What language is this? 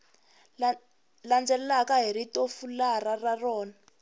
Tsonga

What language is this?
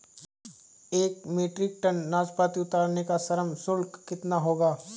Hindi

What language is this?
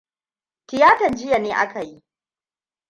Hausa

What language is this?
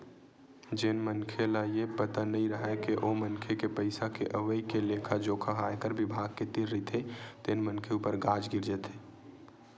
Chhattisgarhi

